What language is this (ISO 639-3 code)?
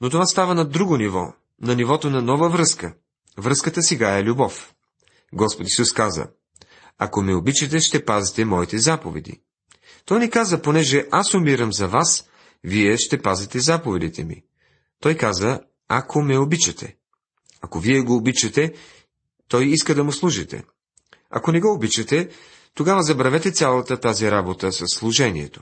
bul